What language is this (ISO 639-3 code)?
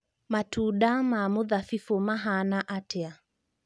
kik